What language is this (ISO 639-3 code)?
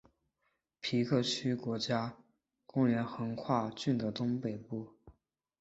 zho